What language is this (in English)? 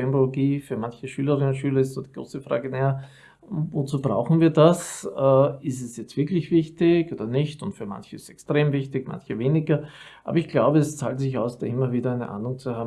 German